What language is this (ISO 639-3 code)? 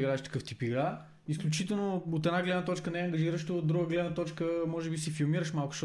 bul